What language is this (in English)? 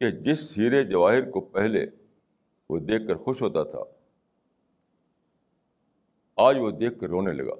Urdu